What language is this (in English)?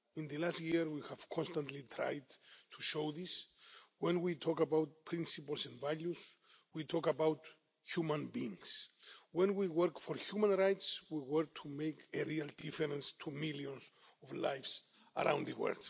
English